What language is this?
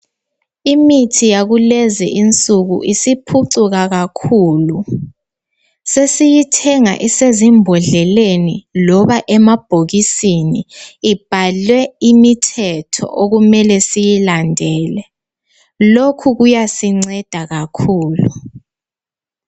North Ndebele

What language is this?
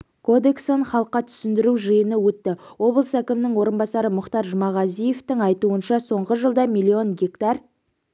Kazakh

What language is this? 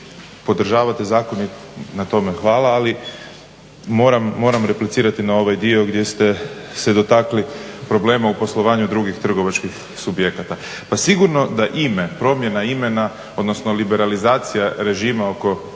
Croatian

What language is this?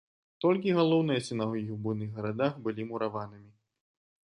Belarusian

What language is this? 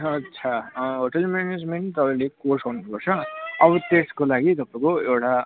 Nepali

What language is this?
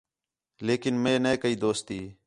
Khetrani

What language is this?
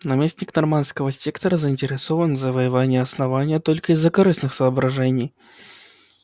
Russian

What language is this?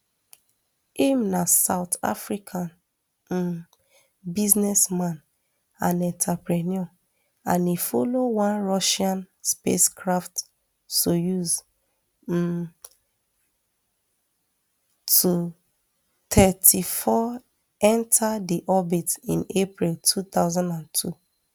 Nigerian Pidgin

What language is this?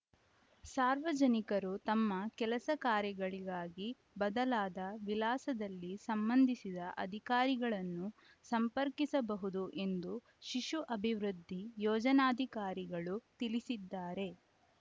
Kannada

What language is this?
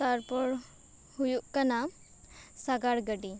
Santali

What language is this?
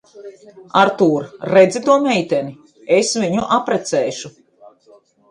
Latvian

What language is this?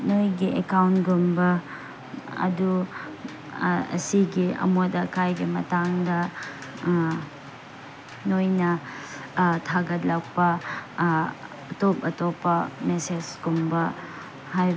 Manipuri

